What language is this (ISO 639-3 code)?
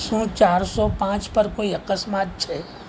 guj